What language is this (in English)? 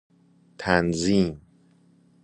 Persian